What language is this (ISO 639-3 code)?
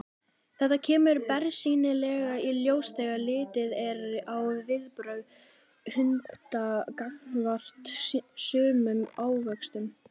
isl